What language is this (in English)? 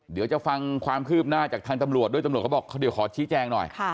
Thai